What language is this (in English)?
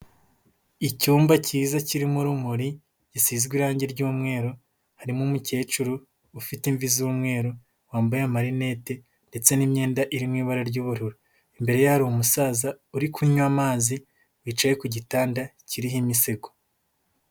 Kinyarwanda